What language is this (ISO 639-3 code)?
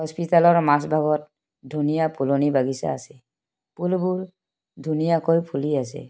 asm